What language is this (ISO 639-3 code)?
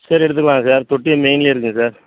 tam